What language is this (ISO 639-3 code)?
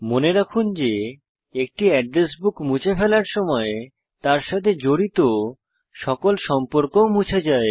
ben